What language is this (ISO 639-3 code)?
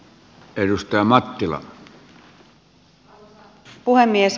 fin